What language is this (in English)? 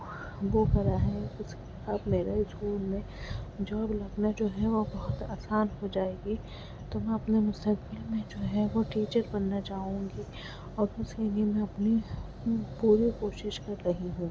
Urdu